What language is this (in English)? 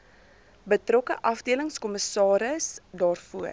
Afrikaans